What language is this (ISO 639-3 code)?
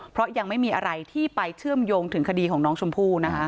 tha